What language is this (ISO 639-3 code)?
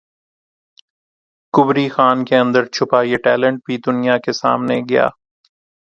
urd